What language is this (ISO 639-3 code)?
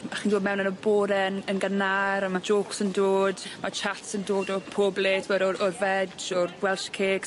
cym